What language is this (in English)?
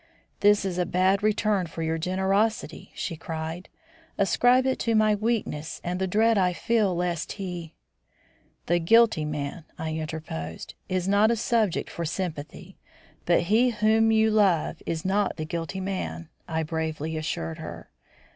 English